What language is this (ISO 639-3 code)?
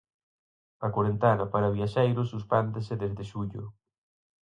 glg